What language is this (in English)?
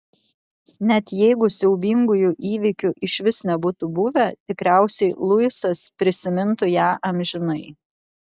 Lithuanian